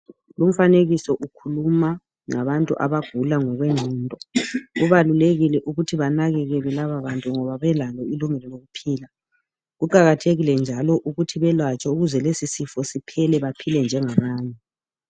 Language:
North Ndebele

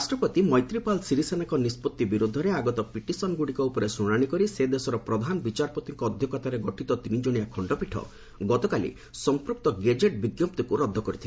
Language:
Odia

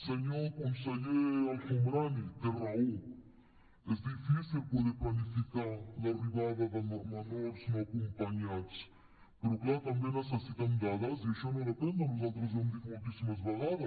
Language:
Catalan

